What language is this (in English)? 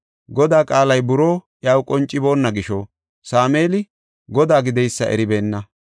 Gofa